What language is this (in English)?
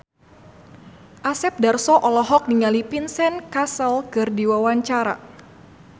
Sundanese